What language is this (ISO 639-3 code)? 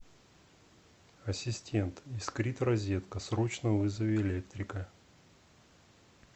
rus